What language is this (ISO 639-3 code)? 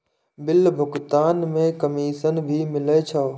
mai